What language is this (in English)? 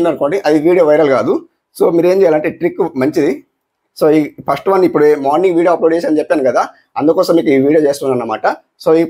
Telugu